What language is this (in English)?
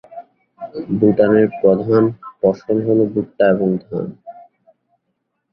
Bangla